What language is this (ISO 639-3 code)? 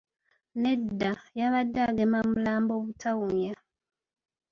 lug